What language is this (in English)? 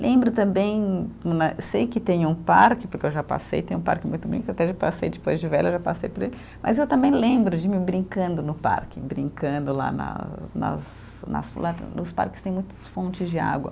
Portuguese